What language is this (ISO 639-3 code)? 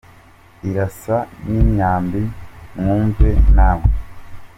kin